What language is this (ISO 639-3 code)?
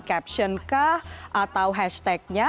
ind